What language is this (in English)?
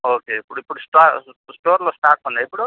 Telugu